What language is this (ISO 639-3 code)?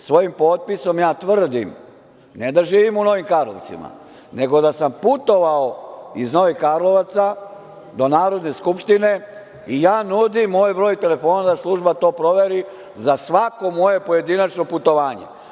srp